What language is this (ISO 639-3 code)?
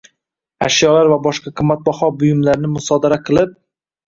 uzb